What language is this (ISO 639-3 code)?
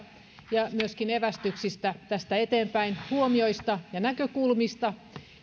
fin